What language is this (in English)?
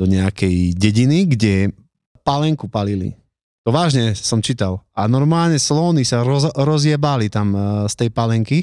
Slovak